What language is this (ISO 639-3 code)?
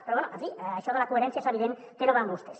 cat